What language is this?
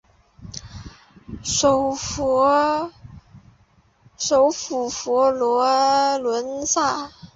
Chinese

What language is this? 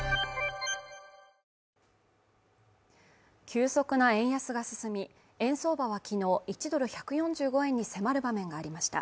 Japanese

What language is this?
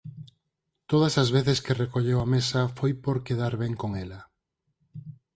Galician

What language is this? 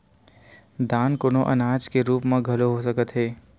Chhattisgarhi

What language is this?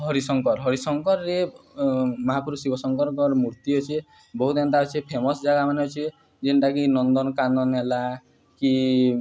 Odia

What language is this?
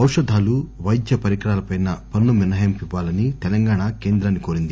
Telugu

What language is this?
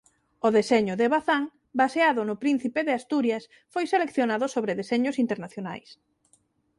Galician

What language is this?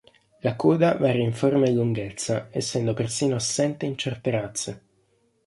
Italian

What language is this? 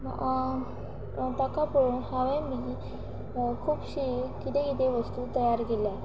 Konkani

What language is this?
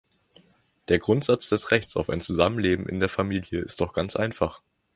German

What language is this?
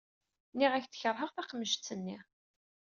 Kabyle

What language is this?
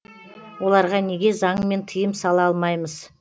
Kazakh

